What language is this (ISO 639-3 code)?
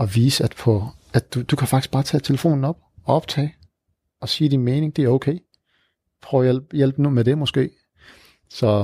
dan